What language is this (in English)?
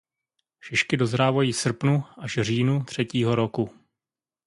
Czech